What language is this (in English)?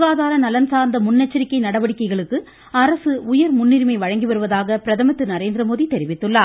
Tamil